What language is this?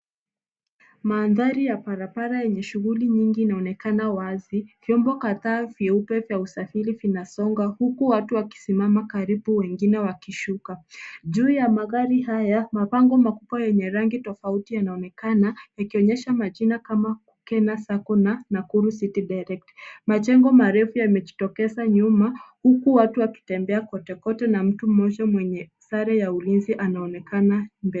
Swahili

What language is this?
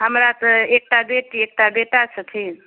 Maithili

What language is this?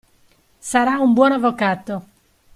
Italian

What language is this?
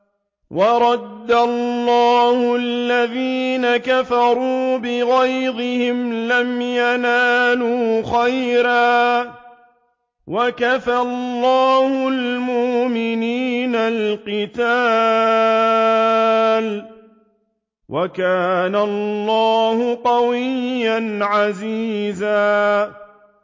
Arabic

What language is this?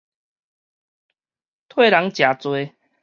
Min Nan Chinese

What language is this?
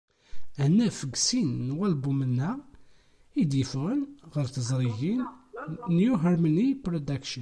Kabyle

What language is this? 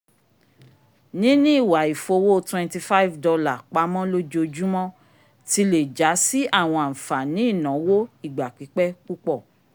Yoruba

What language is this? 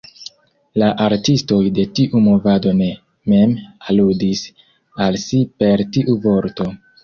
Esperanto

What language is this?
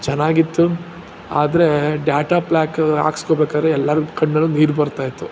Kannada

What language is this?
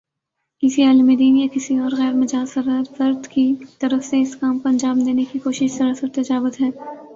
Urdu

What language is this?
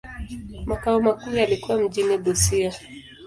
Swahili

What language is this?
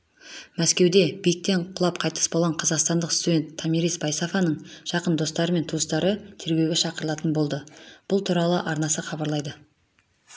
Kazakh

